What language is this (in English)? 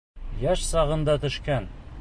Bashkir